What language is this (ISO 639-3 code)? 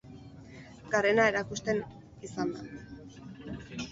eus